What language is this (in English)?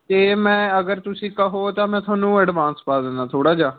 Punjabi